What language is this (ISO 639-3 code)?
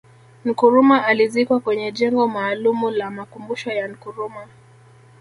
swa